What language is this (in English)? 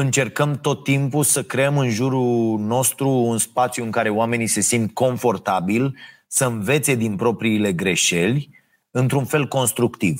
Romanian